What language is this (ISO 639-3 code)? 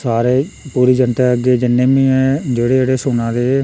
doi